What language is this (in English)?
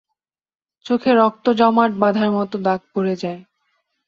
Bangla